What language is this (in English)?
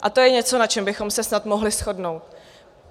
Czech